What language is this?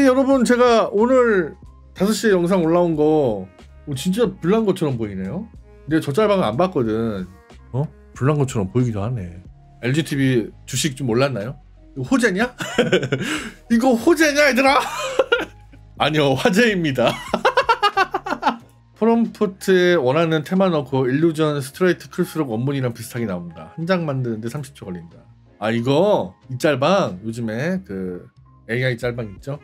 Korean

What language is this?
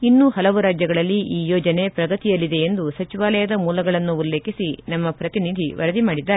Kannada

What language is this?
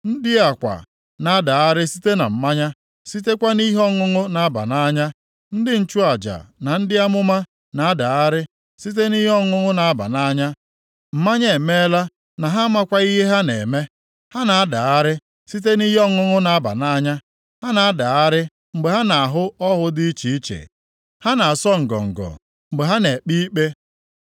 Igbo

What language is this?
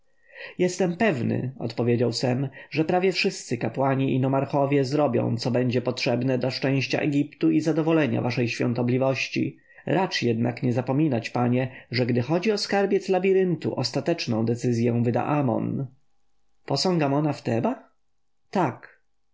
Polish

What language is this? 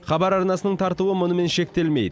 Kazakh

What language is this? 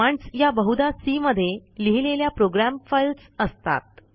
Marathi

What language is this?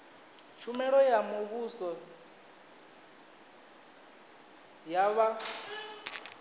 Venda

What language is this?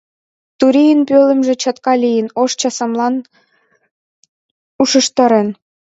Mari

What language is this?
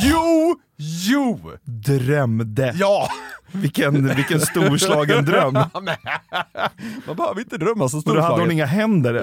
Swedish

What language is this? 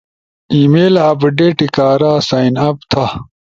Ushojo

